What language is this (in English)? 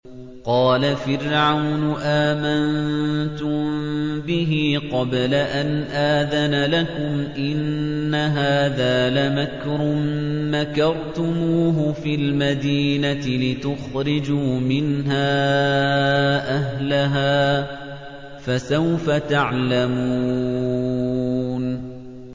Arabic